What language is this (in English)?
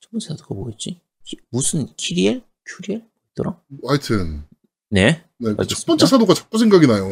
Korean